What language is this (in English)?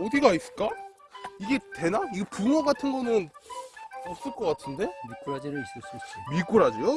Korean